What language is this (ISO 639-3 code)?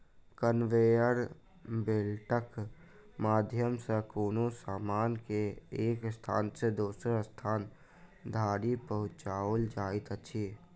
mai